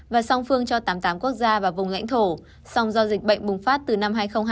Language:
Vietnamese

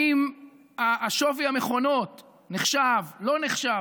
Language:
Hebrew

